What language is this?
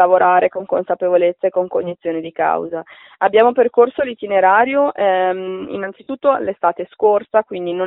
Italian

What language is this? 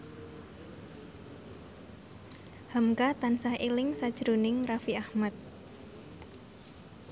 Javanese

